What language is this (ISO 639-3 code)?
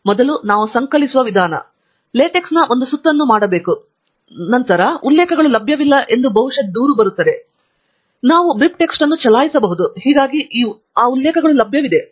kan